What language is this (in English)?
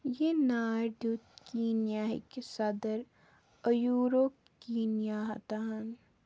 Kashmiri